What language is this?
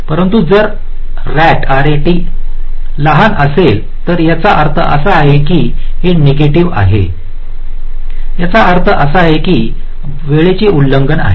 Marathi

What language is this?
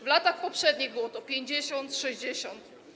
Polish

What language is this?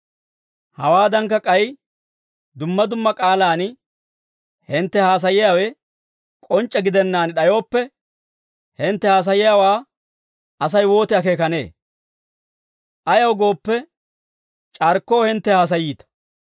Dawro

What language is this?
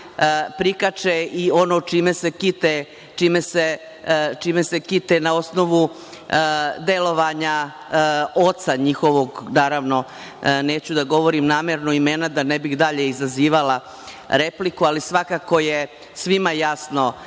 Serbian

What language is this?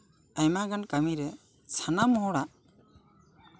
Santali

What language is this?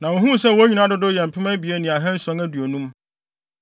Akan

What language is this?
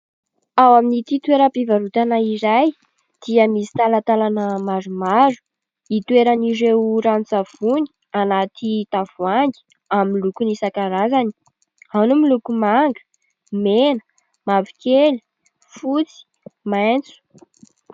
Malagasy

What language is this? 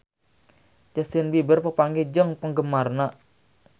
Sundanese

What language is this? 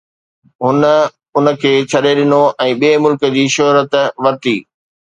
Sindhi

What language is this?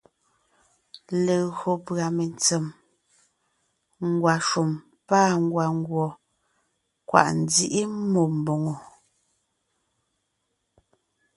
Ngiemboon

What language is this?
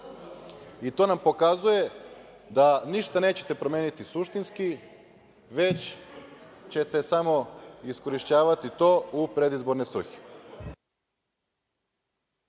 Serbian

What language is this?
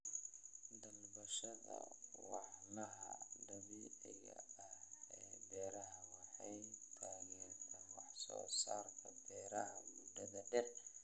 Somali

